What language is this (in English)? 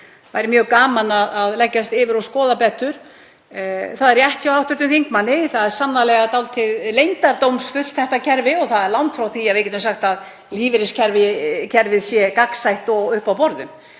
Icelandic